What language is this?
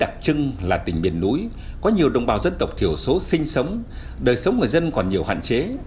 Vietnamese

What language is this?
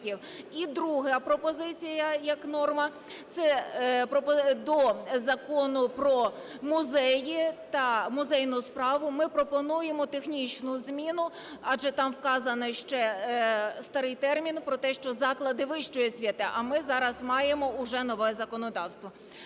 Ukrainian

